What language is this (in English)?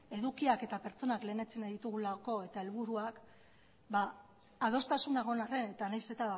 Basque